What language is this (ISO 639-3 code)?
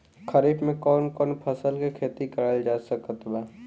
bho